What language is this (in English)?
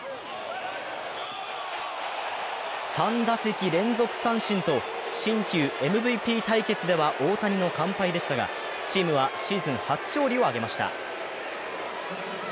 Japanese